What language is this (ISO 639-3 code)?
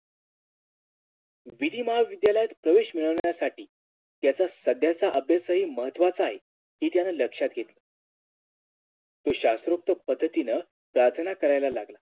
mar